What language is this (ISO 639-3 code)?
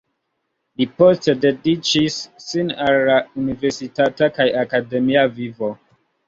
epo